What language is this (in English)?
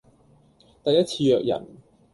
Cantonese